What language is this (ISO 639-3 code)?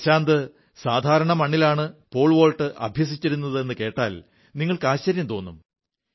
mal